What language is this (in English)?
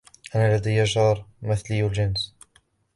Arabic